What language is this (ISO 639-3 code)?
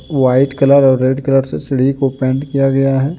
hin